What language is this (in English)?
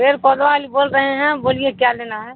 Urdu